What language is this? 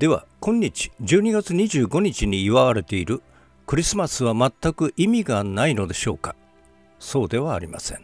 Japanese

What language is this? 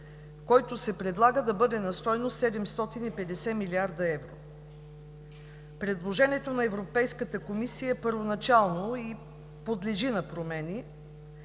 Bulgarian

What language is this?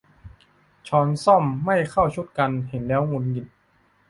Thai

